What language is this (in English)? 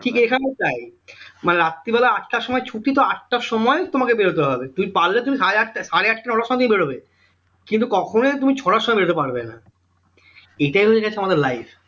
Bangla